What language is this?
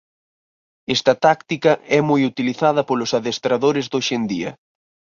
Galician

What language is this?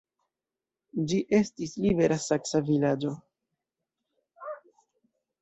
Esperanto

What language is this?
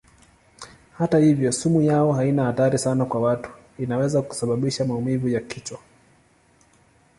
Swahili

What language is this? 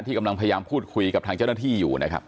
Thai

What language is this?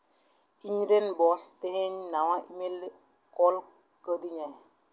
Santali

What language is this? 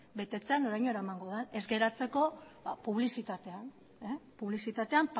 Basque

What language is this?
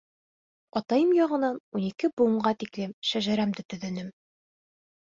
Bashkir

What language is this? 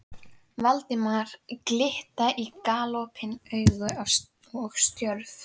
Icelandic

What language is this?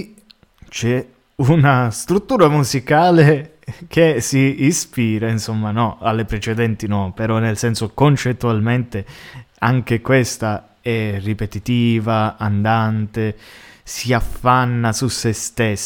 Italian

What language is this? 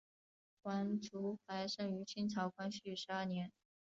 Chinese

